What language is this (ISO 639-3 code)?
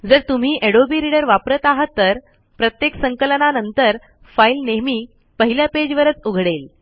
mar